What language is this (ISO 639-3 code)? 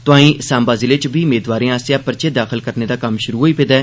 doi